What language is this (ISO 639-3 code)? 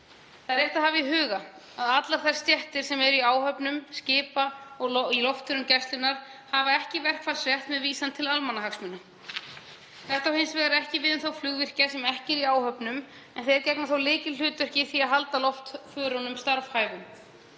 isl